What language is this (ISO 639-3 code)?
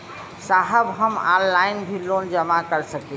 bho